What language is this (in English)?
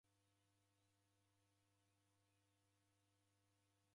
Taita